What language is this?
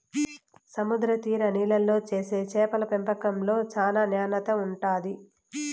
Telugu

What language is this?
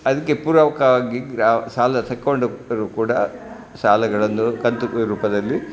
Kannada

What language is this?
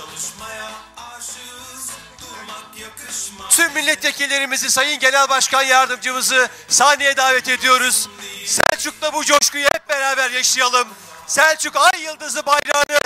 Turkish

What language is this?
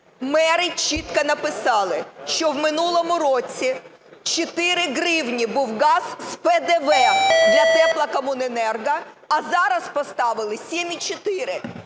Ukrainian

